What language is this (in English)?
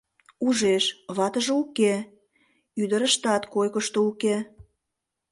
Mari